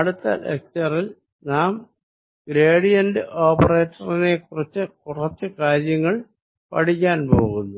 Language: Malayalam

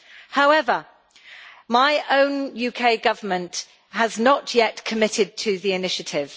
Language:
English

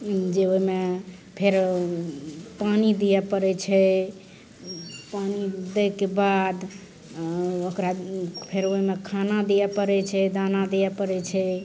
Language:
Maithili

